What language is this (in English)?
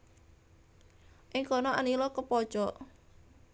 Javanese